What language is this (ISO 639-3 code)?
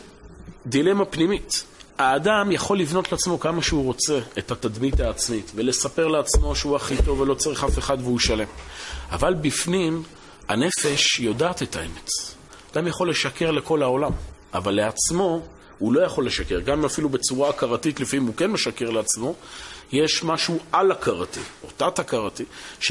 heb